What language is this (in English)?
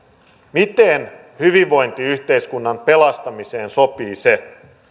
Finnish